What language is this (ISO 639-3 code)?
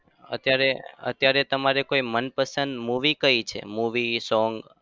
guj